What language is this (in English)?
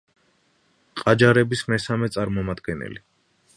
Georgian